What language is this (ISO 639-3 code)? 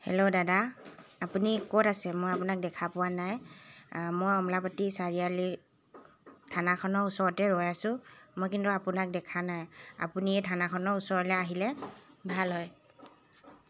asm